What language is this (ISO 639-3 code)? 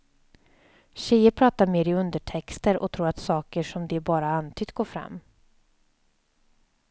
swe